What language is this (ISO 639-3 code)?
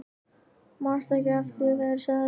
isl